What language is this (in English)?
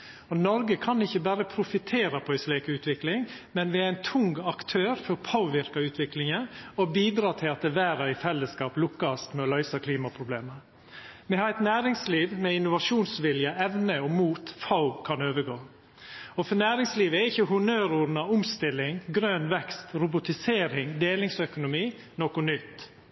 Norwegian Nynorsk